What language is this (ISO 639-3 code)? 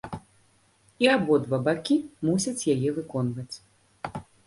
bel